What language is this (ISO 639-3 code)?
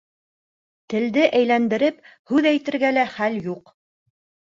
bak